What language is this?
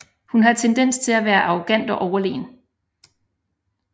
Danish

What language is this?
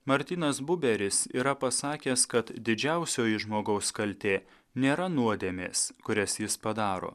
Lithuanian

